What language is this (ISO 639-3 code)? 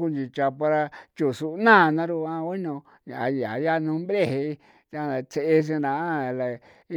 pow